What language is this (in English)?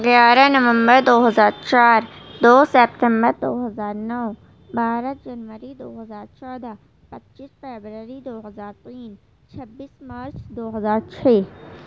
Urdu